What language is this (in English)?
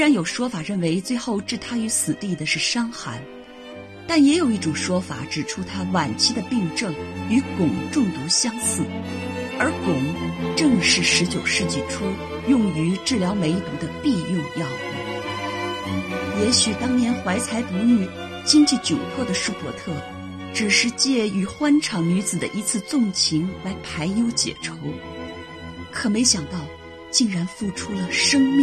Chinese